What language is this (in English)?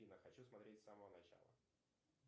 Russian